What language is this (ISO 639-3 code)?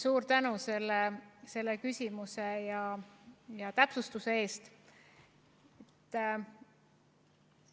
est